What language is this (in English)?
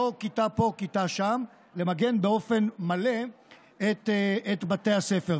Hebrew